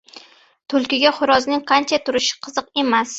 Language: Uzbek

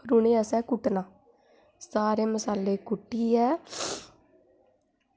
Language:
Dogri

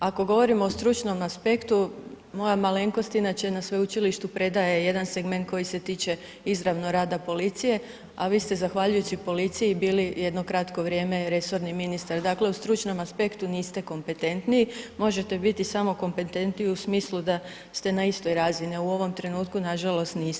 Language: Croatian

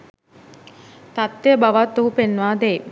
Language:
Sinhala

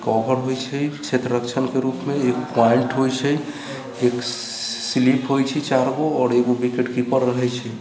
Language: Maithili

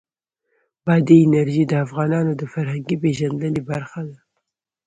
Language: Pashto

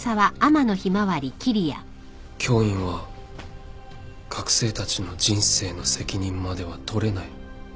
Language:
Japanese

